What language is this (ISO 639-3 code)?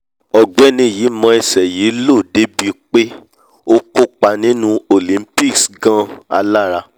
yor